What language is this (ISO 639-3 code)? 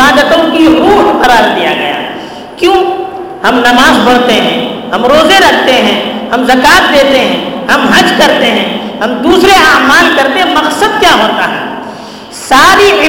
urd